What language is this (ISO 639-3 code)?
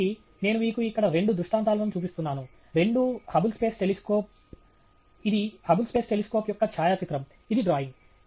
tel